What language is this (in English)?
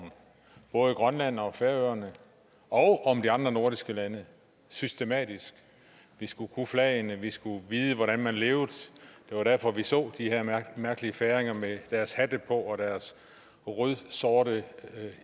Danish